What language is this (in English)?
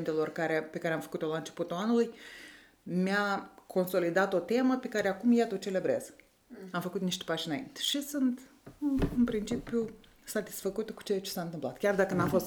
Romanian